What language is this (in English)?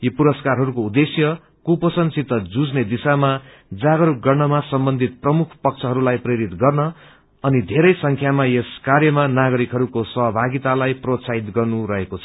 Nepali